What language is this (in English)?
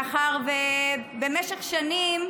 Hebrew